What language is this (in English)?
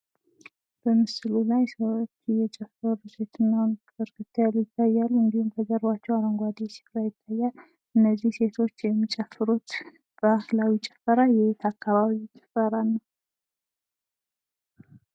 Amharic